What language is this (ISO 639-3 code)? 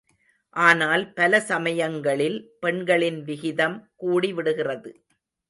tam